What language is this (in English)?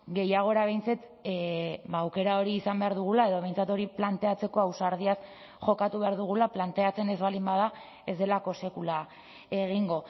Basque